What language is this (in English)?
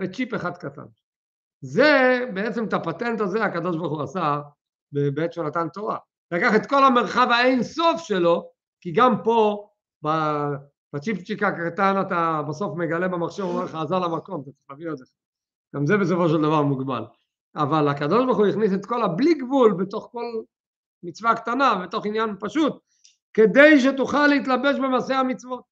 Hebrew